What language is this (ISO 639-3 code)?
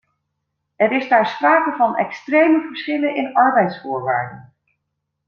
nld